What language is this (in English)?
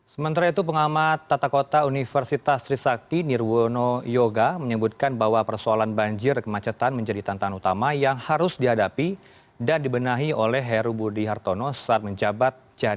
Indonesian